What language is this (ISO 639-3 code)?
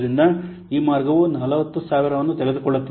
kan